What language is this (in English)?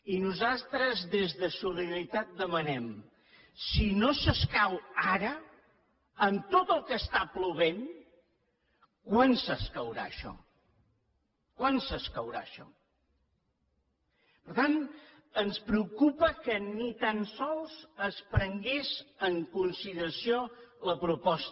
Catalan